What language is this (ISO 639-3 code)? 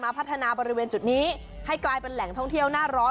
tha